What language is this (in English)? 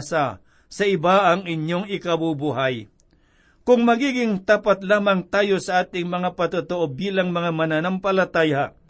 Filipino